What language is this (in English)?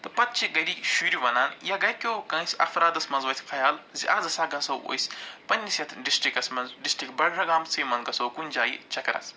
Kashmiri